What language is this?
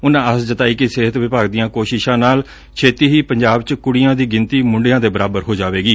Punjabi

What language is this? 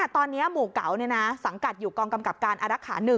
Thai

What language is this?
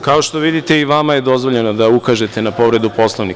Serbian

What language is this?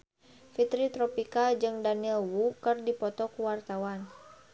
Sundanese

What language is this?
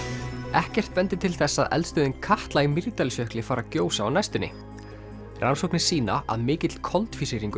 Icelandic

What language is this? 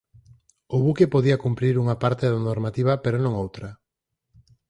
Galician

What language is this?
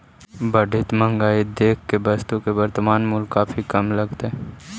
Magahi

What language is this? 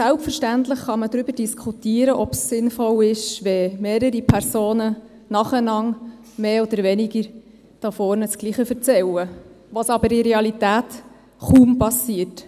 Swiss German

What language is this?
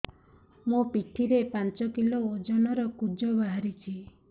Odia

